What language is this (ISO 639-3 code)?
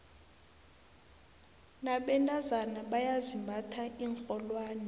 nbl